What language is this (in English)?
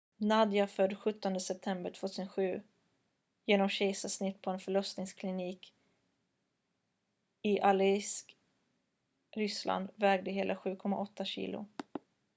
Swedish